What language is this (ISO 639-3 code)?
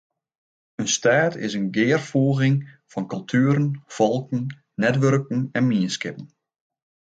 fry